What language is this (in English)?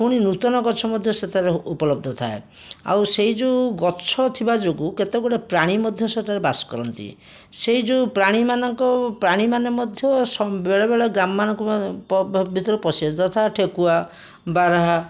Odia